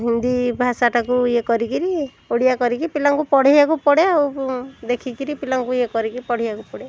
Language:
Odia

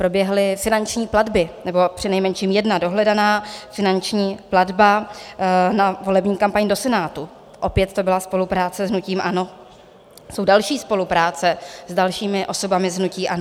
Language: Czech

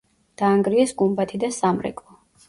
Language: Georgian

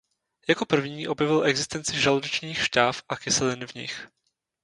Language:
Czech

